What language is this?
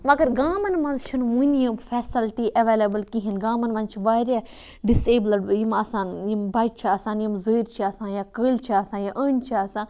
Kashmiri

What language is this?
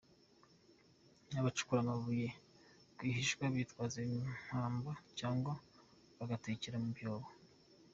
Kinyarwanda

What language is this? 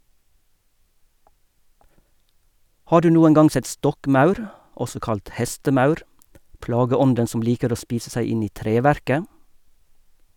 Norwegian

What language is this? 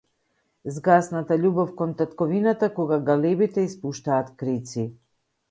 Macedonian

